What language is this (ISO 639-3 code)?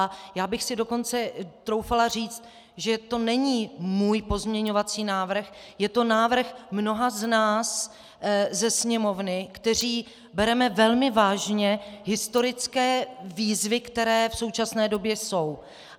ces